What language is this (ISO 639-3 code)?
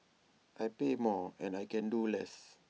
eng